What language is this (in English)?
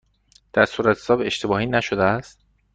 Persian